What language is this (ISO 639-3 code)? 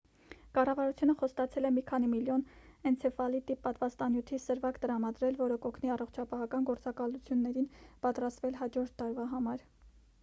hye